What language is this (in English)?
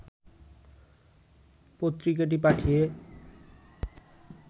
Bangla